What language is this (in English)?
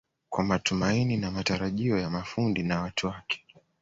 Swahili